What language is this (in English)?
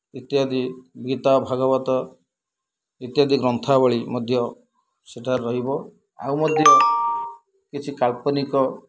Odia